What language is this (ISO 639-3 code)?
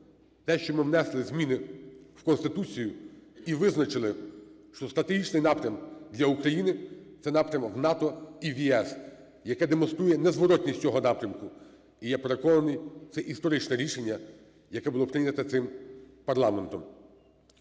ukr